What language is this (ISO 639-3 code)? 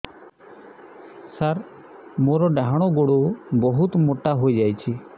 ori